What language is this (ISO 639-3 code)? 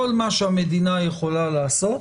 heb